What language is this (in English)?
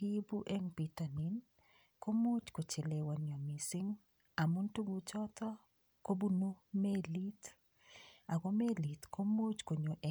Kalenjin